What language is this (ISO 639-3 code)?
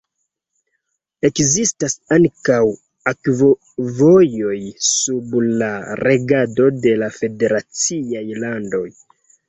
epo